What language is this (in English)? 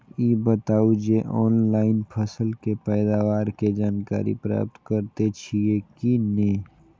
Maithili